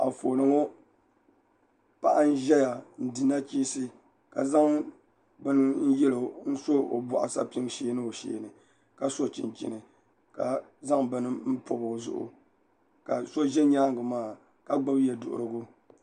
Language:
Dagbani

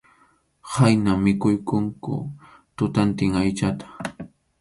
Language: Arequipa-La Unión Quechua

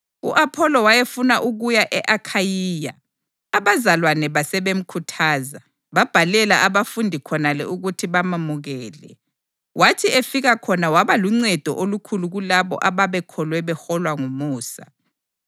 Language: North Ndebele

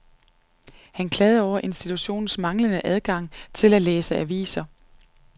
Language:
Danish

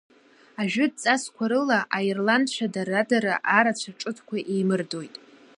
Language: Abkhazian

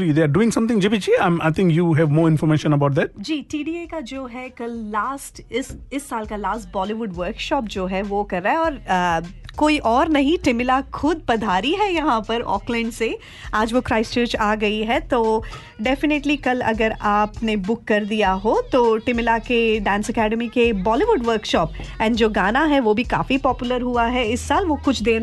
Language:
Hindi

